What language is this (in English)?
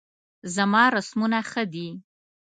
Pashto